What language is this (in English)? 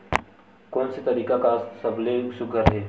Chhattisgarhi